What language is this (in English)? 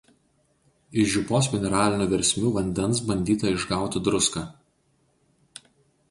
Lithuanian